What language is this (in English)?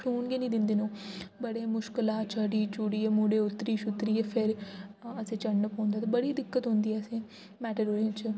Dogri